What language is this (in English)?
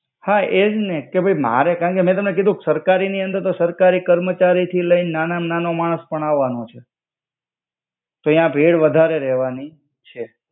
Gujarati